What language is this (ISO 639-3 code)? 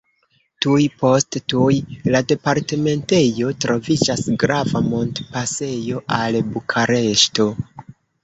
epo